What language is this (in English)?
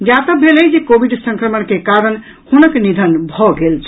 Maithili